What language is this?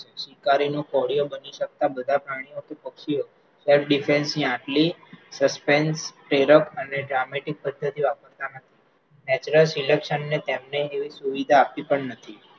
Gujarati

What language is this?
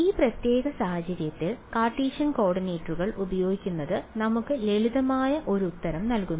Malayalam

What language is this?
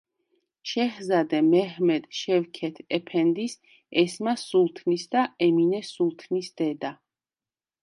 Georgian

